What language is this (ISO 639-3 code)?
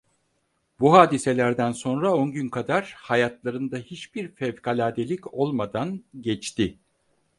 tur